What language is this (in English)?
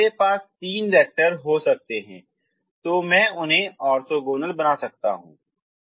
Hindi